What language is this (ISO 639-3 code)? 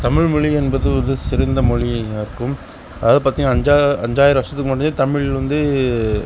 tam